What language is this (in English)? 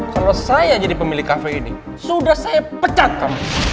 Indonesian